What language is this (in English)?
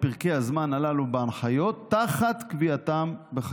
Hebrew